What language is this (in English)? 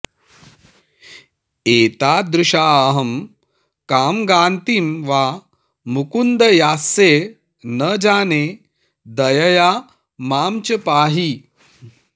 Sanskrit